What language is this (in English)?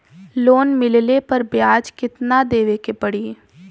Bhojpuri